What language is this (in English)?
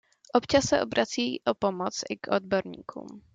Czech